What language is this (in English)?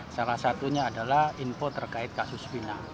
Indonesian